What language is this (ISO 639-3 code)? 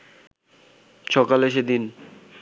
ben